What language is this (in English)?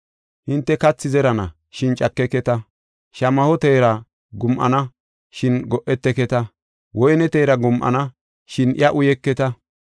Gofa